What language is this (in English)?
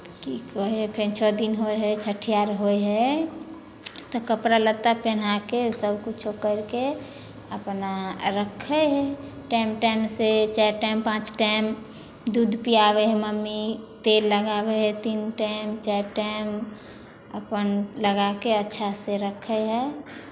Maithili